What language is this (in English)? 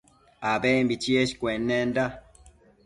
Matsés